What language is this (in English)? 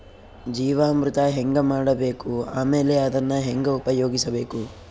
Kannada